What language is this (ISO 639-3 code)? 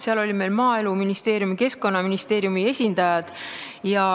est